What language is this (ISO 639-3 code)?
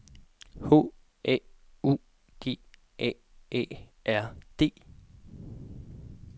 dan